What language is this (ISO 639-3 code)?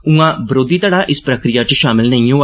doi